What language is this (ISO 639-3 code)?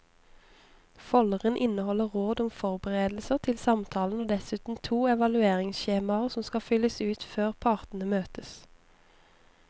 nor